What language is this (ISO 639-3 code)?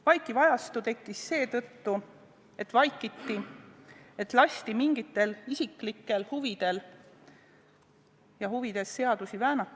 est